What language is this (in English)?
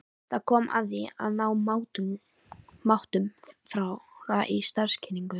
Icelandic